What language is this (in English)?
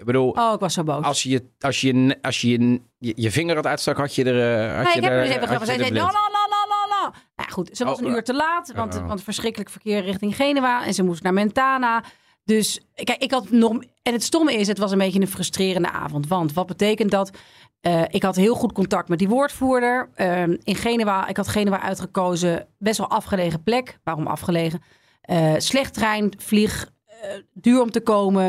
Dutch